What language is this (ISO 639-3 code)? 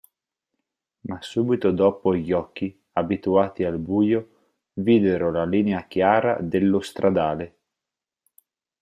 ita